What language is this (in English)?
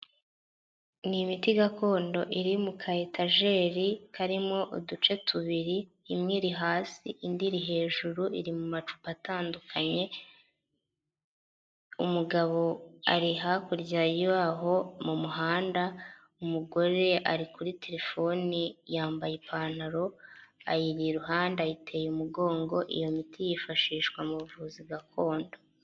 Kinyarwanda